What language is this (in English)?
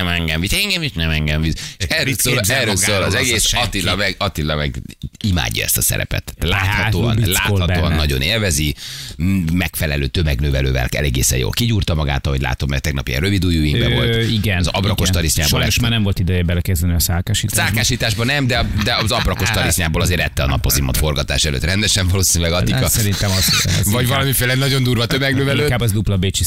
Hungarian